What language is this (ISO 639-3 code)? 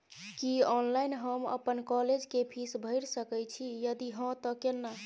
mai